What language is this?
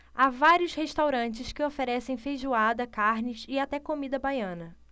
Portuguese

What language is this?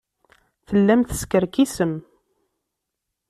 Kabyle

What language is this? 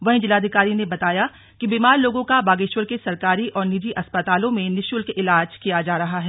Hindi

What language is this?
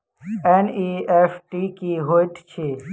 Maithili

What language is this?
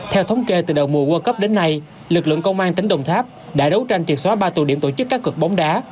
Vietnamese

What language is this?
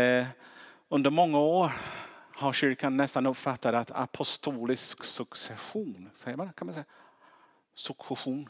Swedish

